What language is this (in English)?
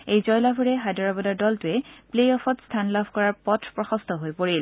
Assamese